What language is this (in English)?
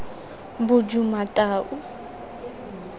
Tswana